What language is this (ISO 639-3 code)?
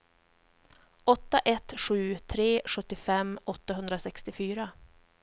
swe